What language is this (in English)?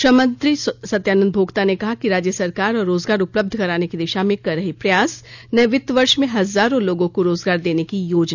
Hindi